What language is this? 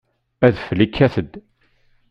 Kabyle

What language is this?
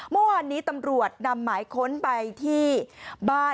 Thai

